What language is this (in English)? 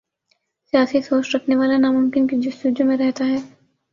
Urdu